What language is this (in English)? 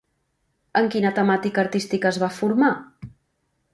Catalan